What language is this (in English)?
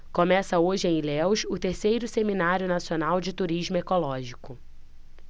Portuguese